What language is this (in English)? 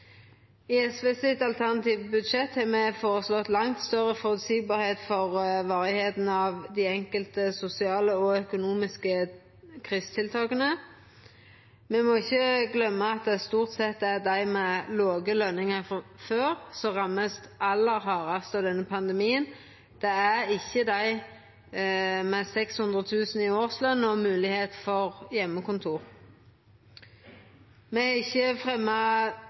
Norwegian Nynorsk